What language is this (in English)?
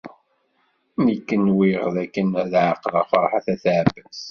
Kabyle